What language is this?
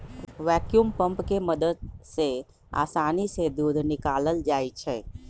Magahi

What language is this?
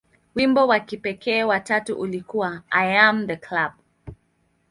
Swahili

